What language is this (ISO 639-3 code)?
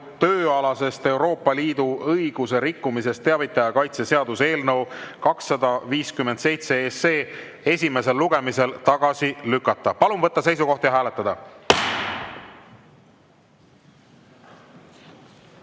est